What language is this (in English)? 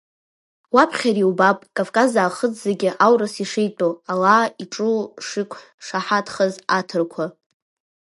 Abkhazian